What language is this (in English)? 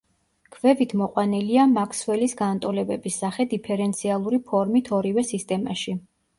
Georgian